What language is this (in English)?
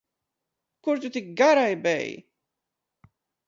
Latvian